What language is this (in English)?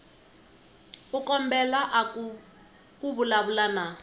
Tsonga